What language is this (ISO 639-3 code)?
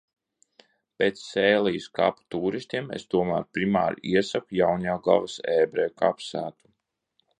lav